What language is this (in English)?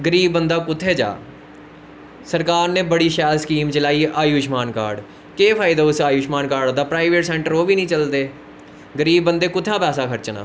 Dogri